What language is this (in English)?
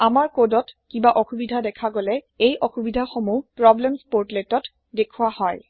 Assamese